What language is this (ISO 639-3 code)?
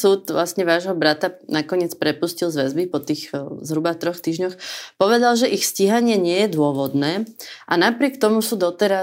slk